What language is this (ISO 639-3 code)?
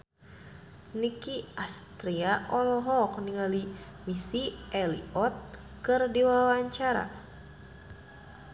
sun